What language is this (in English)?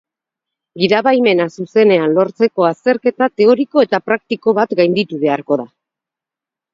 Basque